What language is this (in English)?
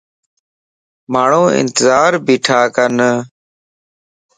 Lasi